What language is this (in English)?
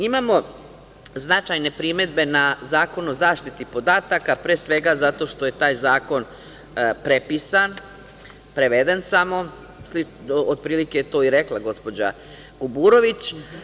Serbian